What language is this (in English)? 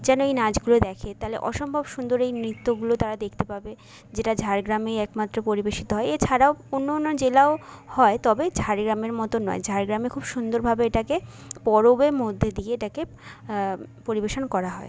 Bangla